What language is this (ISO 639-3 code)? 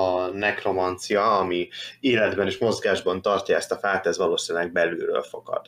hun